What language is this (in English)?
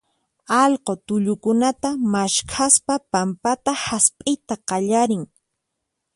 Puno Quechua